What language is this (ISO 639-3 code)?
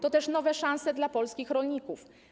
pol